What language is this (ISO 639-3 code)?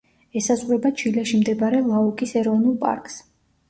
kat